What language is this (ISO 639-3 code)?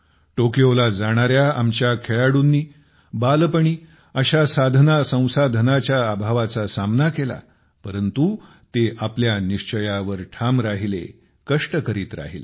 mar